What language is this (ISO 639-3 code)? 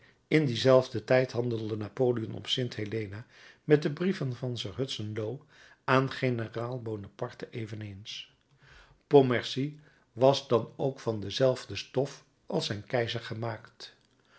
nld